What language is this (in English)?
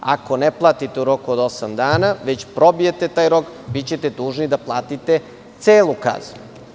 Serbian